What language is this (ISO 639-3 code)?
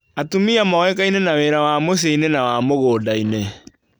kik